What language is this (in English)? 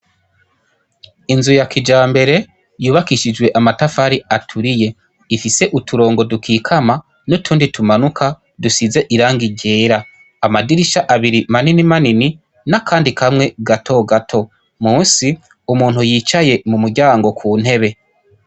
Rundi